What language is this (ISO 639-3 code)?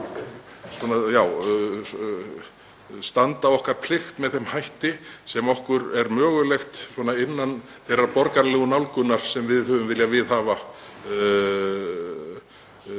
isl